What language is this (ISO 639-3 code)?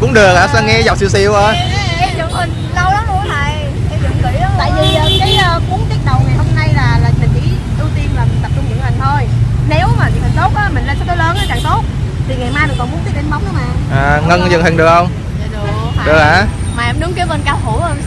vie